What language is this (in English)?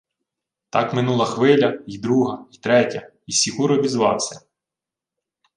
Ukrainian